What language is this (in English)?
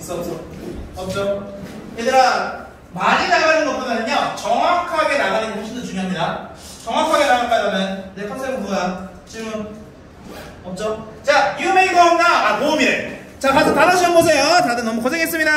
Korean